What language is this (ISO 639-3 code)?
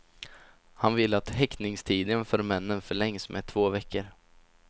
swe